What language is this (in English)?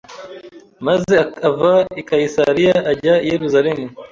Kinyarwanda